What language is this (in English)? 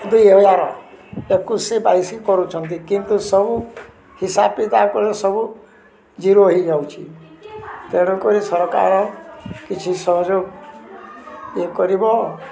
Odia